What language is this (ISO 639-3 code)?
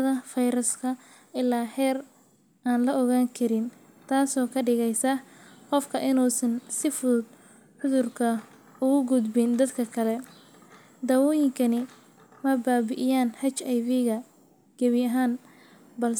som